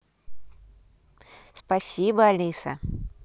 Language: Russian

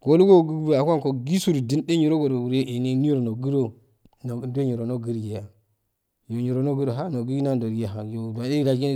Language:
Afade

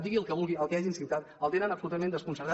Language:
Catalan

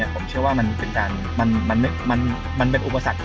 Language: Thai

